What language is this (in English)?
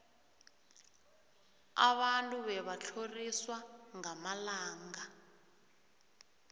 South Ndebele